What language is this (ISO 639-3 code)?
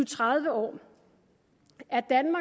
dan